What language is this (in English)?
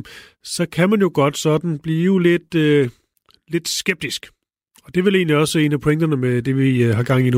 Danish